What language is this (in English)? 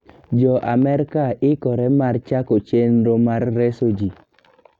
Luo (Kenya and Tanzania)